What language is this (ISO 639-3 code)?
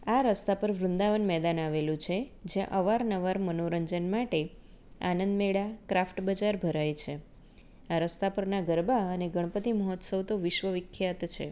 guj